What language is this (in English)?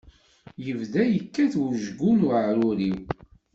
Kabyle